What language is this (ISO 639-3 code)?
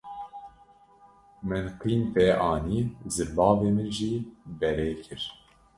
kur